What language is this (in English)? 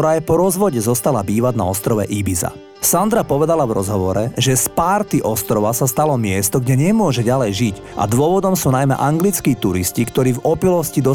Slovak